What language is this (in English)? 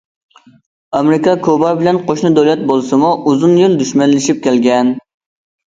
Uyghur